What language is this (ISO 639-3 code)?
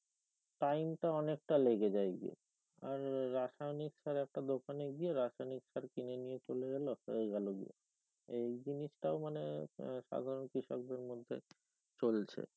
ben